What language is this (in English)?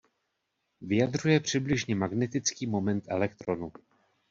Czech